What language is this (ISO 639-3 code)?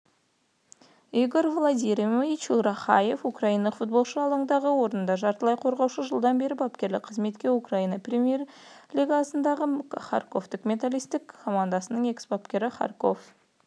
kaz